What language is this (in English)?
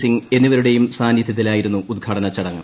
Malayalam